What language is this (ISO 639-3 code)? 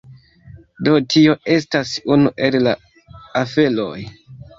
epo